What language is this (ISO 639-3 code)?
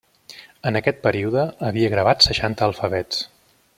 cat